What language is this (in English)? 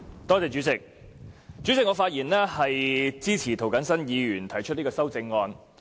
Cantonese